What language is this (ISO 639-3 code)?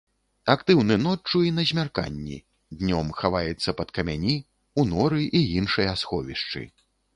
bel